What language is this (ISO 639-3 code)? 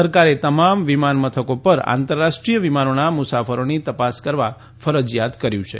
guj